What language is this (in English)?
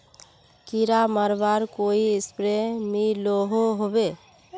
Magahi